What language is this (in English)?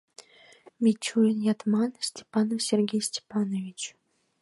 Mari